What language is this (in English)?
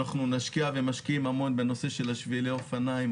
Hebrew